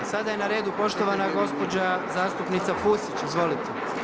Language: Croatian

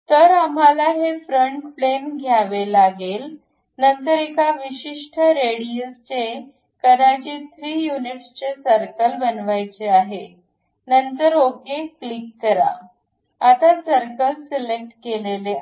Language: Marathi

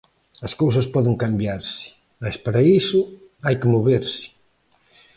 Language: Galician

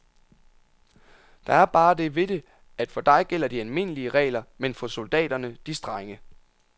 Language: Danish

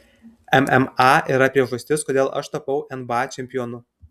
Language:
Lithuanian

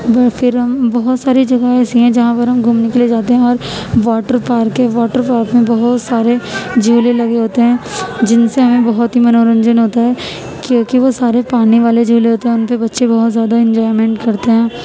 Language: Urdu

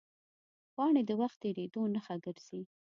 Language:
Pashto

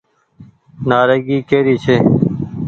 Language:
Goaria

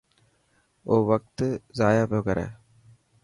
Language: Dhatki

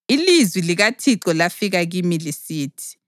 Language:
North Ndebele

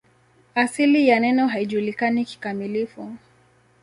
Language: Swahili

